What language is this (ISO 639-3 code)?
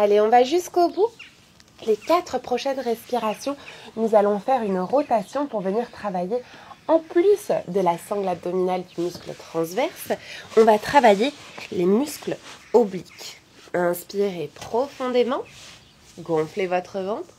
fra